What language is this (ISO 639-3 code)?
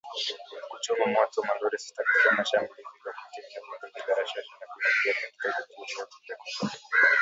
swa